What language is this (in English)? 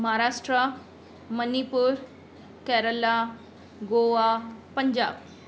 Sindhi